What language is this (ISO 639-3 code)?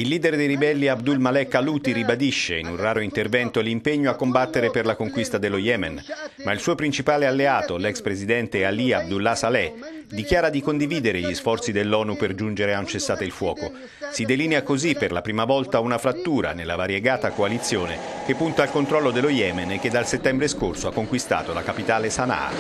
ita